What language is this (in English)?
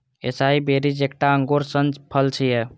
Maithili